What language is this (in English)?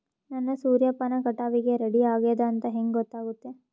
Kannada